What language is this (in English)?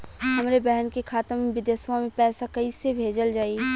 Bhojpuri